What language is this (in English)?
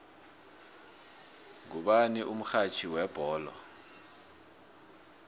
South Ndebele